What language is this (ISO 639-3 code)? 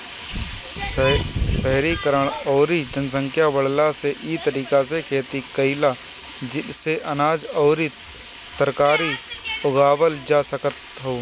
bho